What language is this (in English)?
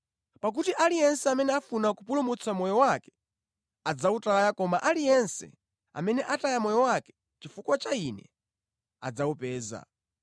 Nyanja